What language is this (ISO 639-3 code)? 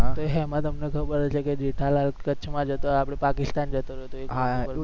guj